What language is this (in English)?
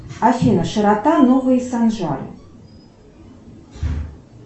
Russian